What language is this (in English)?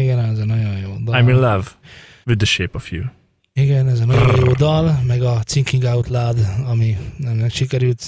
Hungarian